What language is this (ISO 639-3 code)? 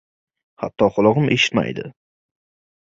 uzb